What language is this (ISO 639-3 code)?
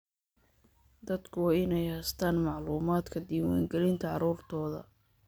som